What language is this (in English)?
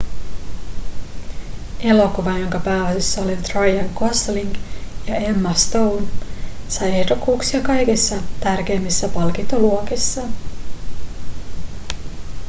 Finnish